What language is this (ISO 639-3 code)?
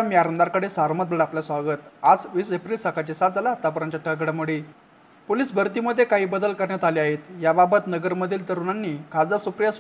mar